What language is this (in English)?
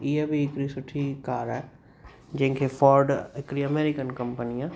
Sindhi